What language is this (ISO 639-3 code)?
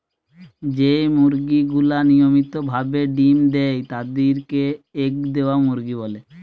ben